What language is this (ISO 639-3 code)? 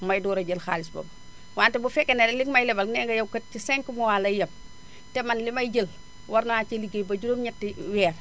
wol